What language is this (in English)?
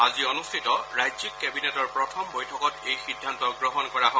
Assamese